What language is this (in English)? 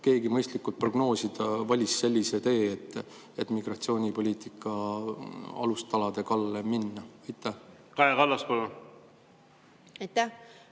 Estonian